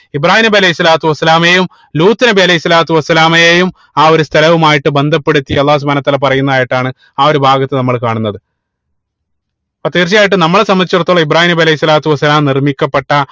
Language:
Malayalam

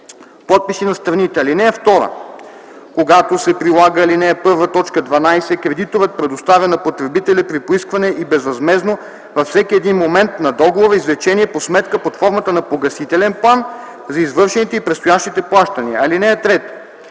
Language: Bulgarian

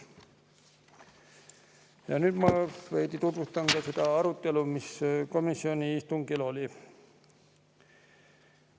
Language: Estonian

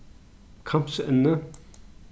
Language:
Faroese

